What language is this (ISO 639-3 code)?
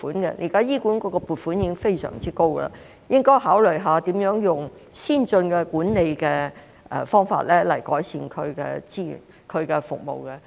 yue